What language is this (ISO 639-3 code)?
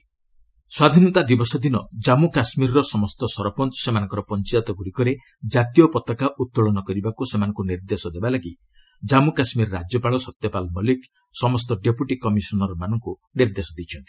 ori